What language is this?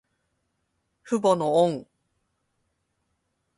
Japanese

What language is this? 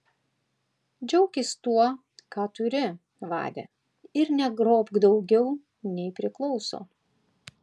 Lithuanian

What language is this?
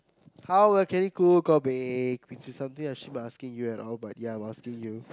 English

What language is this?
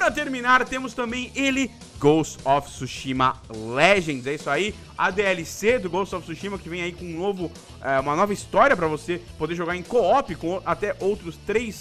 Portuguese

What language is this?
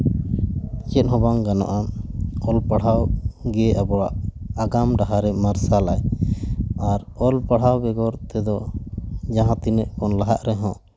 Santali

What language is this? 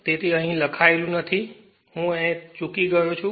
Gujarati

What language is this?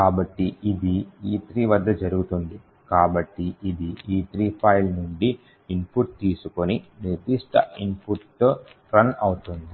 Telugu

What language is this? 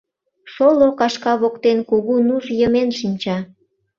Mari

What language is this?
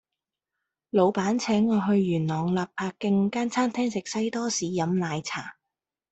Cantonese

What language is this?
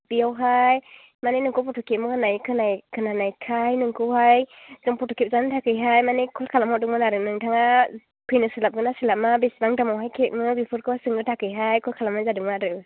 Bodo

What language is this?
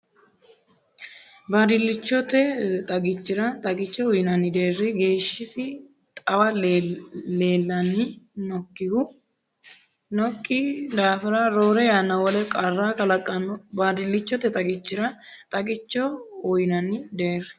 Sidamo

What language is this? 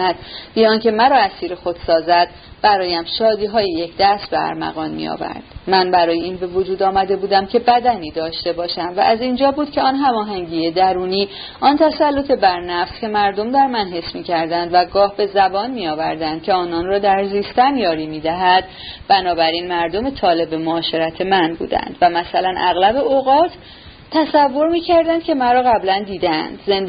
Persian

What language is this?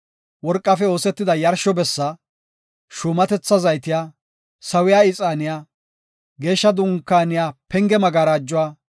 Gofa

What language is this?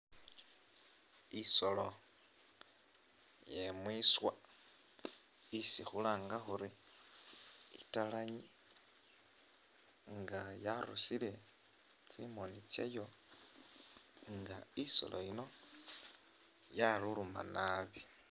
Masaaba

